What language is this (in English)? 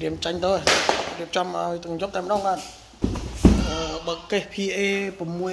Vietnamese